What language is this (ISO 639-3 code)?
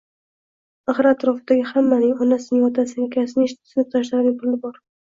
uzb